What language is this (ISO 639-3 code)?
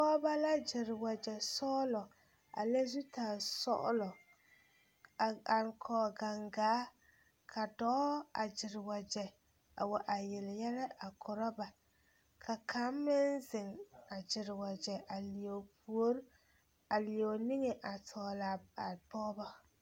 dga